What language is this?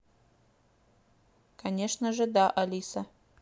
Russian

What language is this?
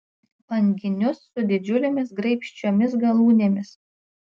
Lithuanian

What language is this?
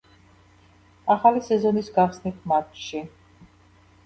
Georgian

